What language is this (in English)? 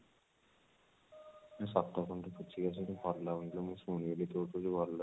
Odia